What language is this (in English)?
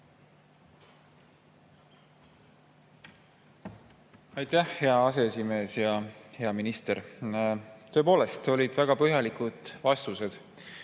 Estonian